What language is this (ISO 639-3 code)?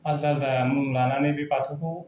brx